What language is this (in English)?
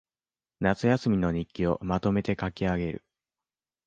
Japanese